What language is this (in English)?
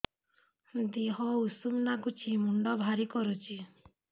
Odia